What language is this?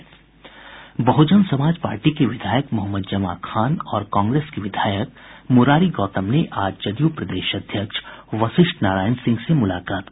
Hindi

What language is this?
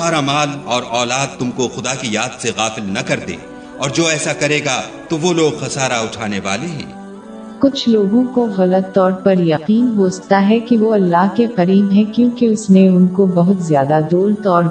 Urdu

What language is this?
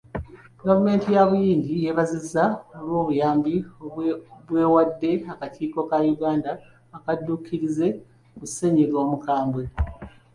Ganda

